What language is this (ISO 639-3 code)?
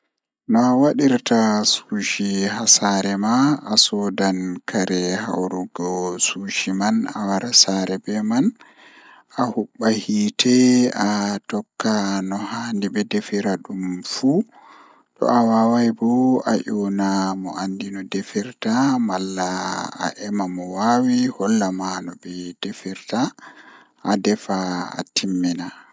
ful